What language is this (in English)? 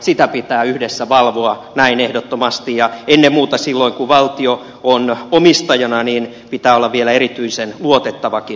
Finnish